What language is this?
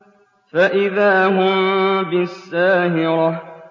Arabic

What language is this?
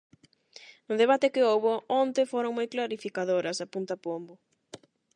Galician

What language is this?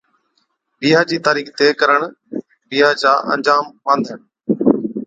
Od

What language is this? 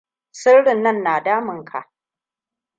Hausa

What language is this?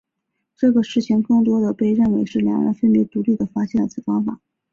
Chinese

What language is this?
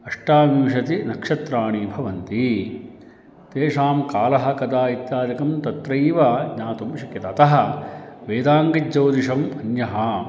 Sanskrit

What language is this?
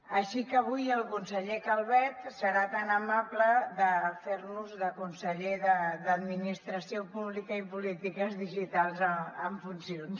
Catalan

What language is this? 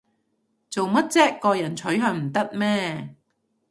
Cantonese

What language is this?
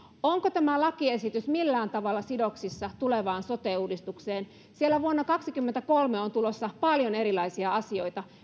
Finnish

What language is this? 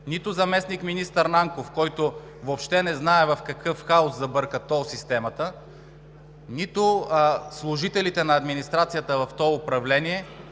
Bulgarian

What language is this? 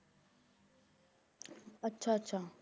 Punjabi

